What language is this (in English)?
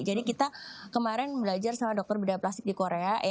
Indonesian